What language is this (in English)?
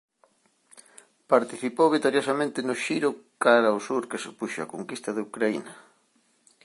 Galician